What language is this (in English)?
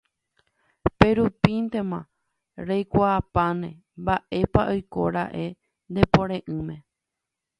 Guarani